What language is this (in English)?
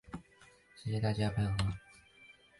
Chinese